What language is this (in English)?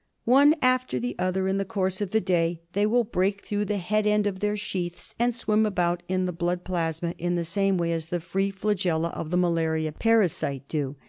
English